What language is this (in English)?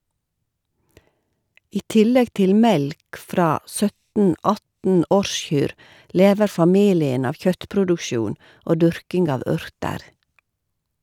Norwegian